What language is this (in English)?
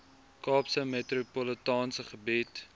Afrikaans